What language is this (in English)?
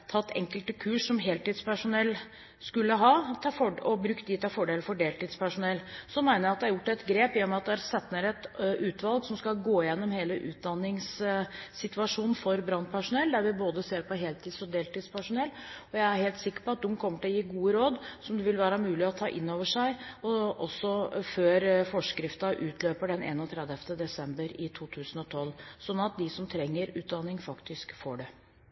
Norwegian Bokmål